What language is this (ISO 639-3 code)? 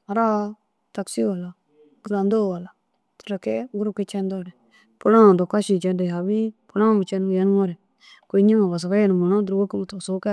dzg